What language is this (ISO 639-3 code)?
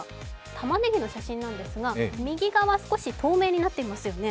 jpn